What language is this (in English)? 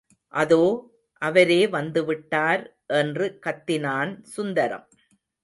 Tamil